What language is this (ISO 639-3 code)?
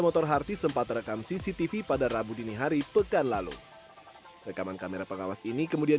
ind